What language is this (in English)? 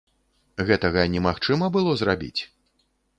Belarusian